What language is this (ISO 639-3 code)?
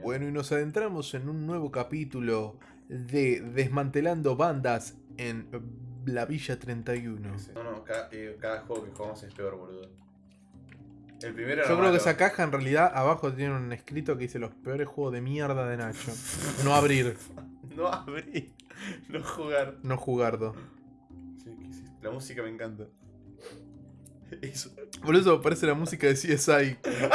spa